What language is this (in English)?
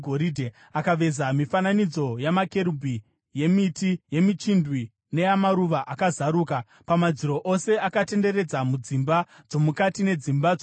Shona